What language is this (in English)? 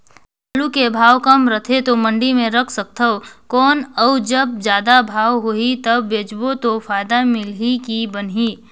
Chhattisgarhi